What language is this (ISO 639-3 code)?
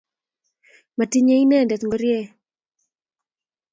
kln